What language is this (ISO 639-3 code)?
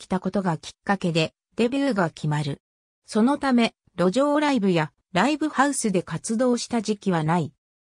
jpn